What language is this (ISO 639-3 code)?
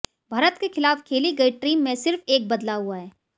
hin